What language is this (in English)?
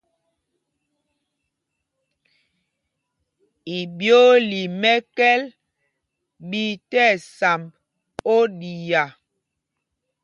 Mpumpong